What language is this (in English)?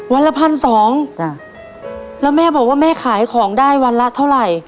Thai